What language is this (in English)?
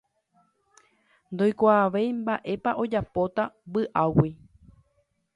Guarani